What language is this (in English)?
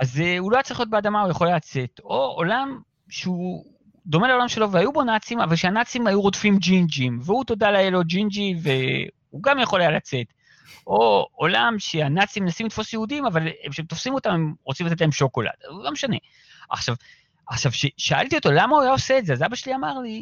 Hebrew